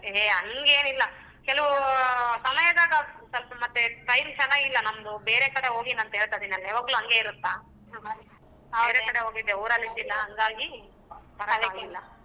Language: Kannada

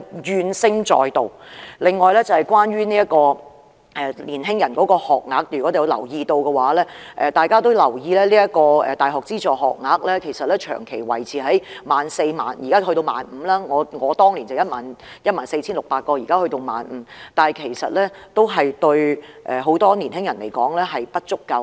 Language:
Cantonese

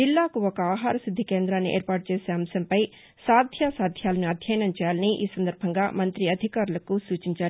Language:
Telugu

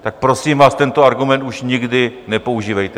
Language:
Czech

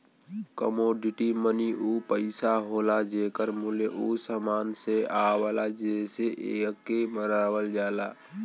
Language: Bhojpuri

